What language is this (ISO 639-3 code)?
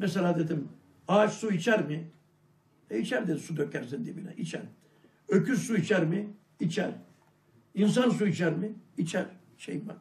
tur